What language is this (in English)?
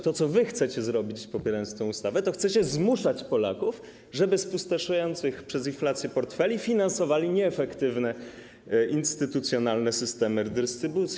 Polish